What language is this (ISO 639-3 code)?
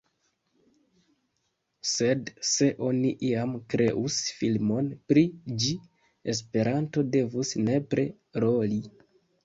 epo